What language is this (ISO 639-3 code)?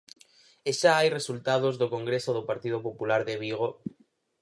glg